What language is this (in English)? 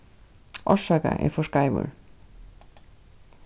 Faroese